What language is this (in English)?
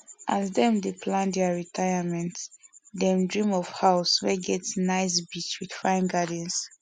Nigerian Pidgin